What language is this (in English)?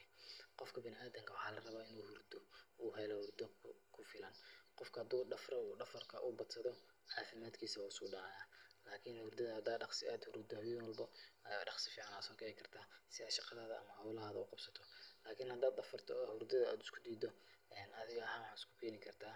Somali